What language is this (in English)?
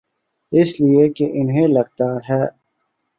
Urdu